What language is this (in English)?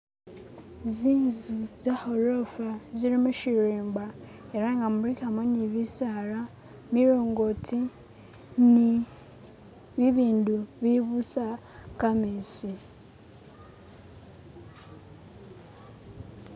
Masaaba